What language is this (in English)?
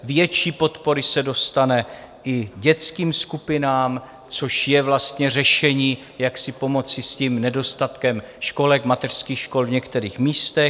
Czech